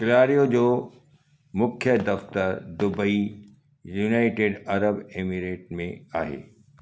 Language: Sindhi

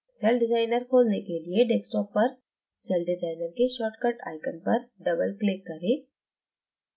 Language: Hindi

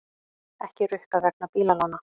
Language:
Icelandic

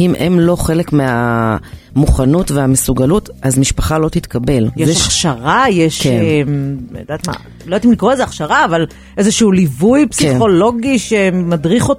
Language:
Hebrew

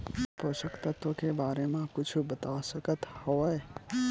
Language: Chhattisgarhi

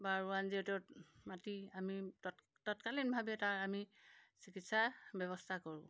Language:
Assamese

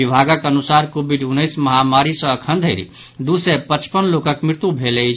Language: Maithili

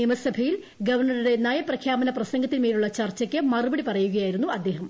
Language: Malayalam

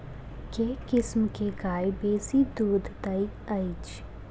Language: Maithili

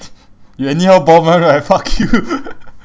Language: English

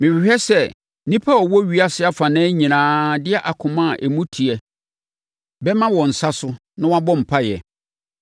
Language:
Akan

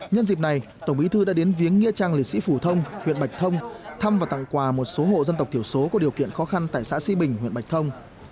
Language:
Vietnamese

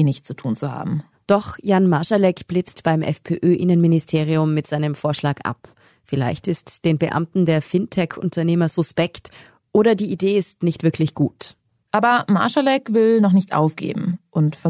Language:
German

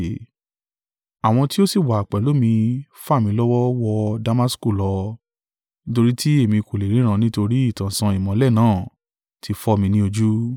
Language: Yoruba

